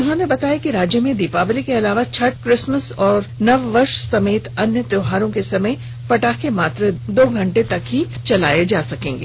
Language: Hindi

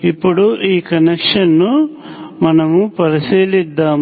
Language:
Telugu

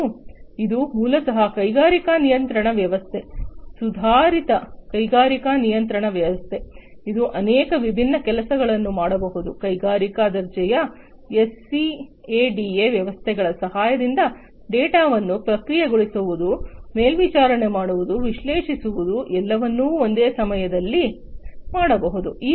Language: Kannada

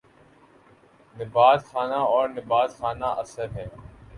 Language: Urdu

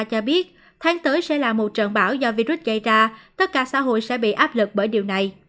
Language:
Vietnamese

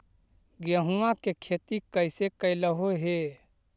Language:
Magahi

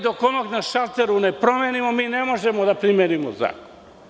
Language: Serbian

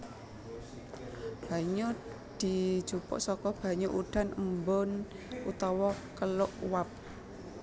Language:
Javanese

